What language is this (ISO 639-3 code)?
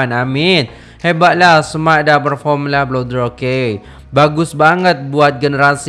ind